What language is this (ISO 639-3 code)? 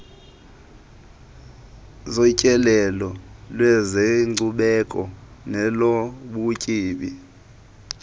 xho